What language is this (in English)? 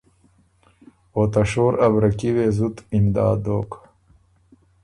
Ormuri